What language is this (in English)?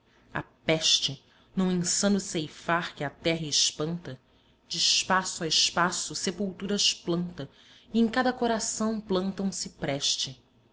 Portuguese